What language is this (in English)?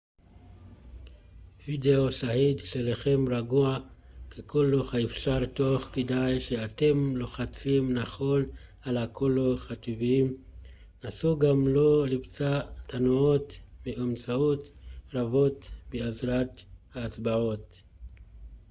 Hebrew